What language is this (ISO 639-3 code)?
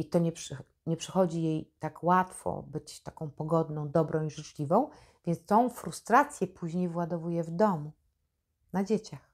pol